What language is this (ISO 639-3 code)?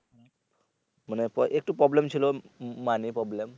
ben